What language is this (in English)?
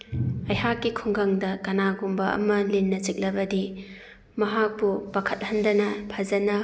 Manipuri